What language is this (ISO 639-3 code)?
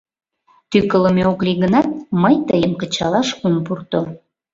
chm